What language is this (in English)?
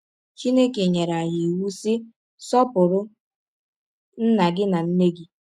Igbo